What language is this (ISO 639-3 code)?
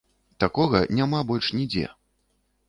bel